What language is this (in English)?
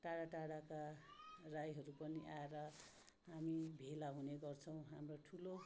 Nepali